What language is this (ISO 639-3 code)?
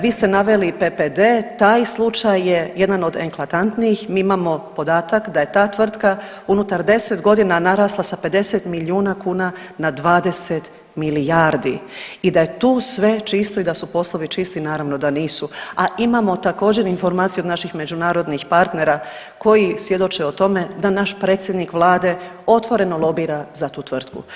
hrv